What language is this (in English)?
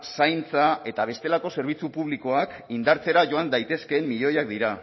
Basque